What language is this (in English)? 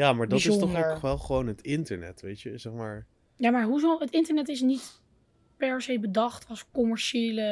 Dutch